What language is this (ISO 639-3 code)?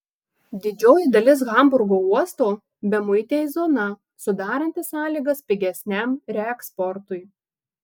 lit